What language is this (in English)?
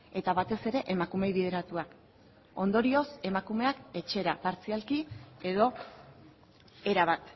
Basque